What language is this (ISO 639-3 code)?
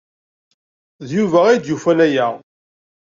kab